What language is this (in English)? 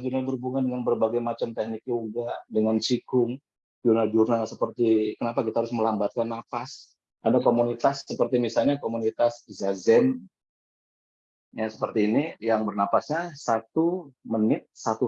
Indonesian